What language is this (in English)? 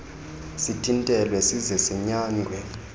Xhosa